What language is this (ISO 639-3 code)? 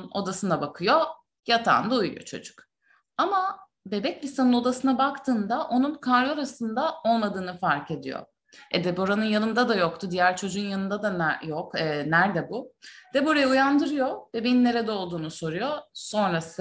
tur